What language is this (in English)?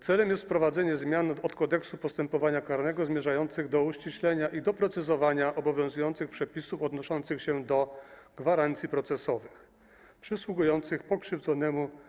Polish